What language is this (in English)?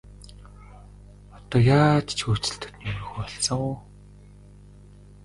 Mongolian